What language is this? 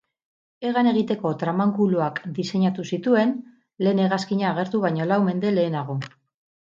Basque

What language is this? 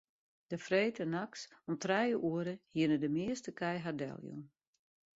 Western Frisian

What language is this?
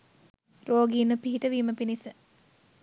Sinhala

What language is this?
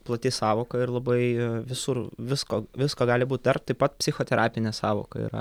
Lithuanian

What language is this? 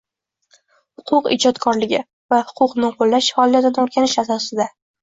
Uzbek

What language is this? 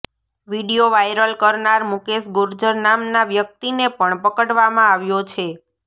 Gujarati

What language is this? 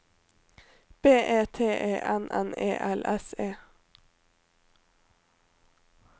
Norwegian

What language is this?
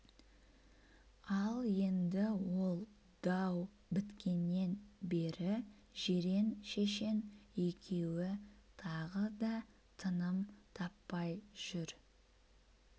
Kazakh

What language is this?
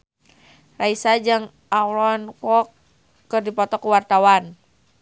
Sundanese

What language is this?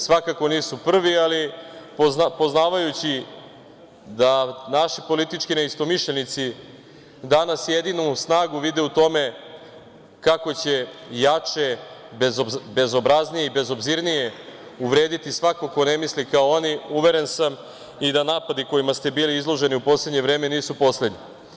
Serbian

